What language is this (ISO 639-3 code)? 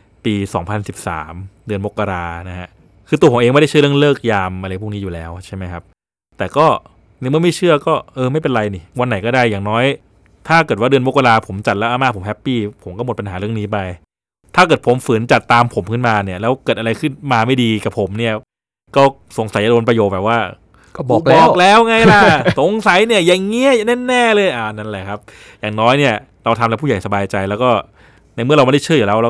tha